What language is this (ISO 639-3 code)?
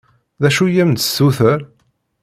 kab